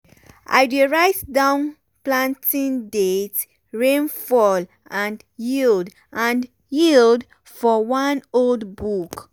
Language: Nigerian Pidgin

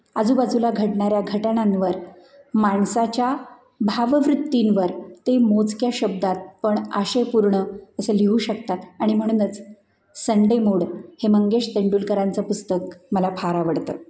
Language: Marathi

